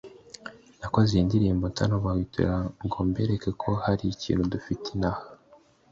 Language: Kinyarwanda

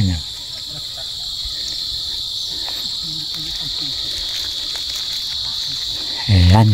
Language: Filipino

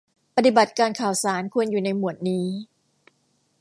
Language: Thai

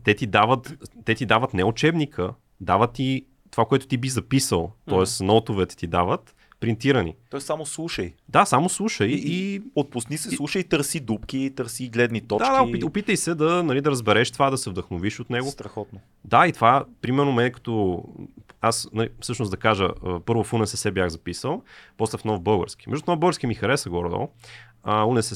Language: Bulgarian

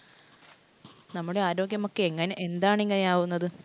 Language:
Malayalam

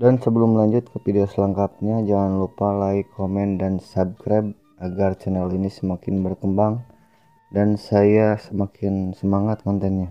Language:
Indonesian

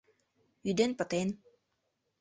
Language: Mari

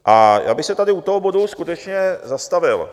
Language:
Czech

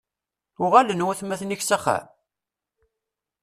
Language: Kabyle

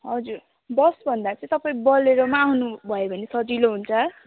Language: Nepali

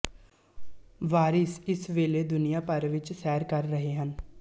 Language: Punjabi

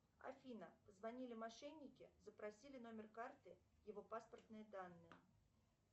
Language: Russian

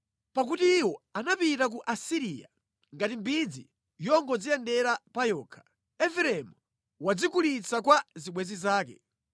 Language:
Nyanja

